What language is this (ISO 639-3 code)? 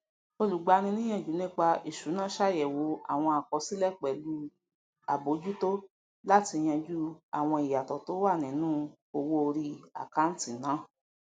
yor